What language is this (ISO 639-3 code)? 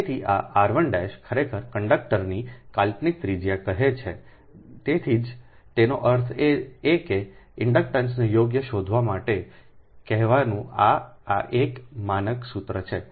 guj